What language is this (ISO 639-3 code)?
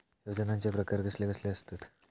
mar